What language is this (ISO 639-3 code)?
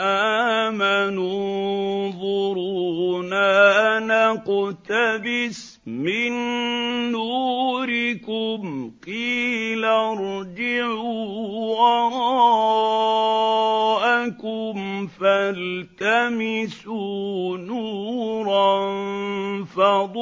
ara